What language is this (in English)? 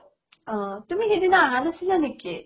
Assamese